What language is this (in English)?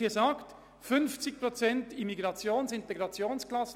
Swiss German